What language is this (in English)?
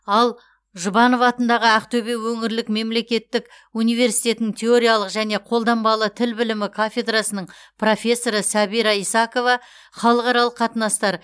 Kazakh